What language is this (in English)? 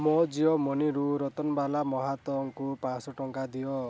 Odia